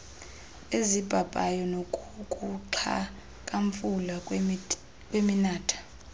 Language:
Xhosa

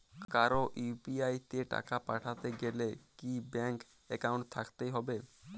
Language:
Bangla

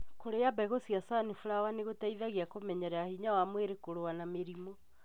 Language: Kikuyu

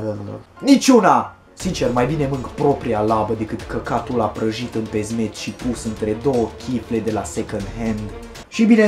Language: Romanian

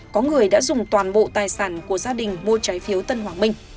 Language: Vietnamese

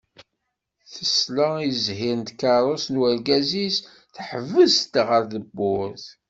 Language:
Kabyle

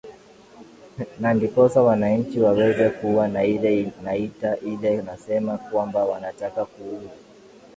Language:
Swahili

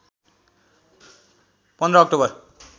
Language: Nepali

